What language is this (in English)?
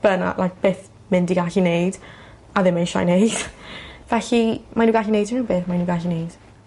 Welsh